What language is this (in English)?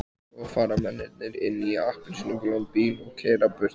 Icelandic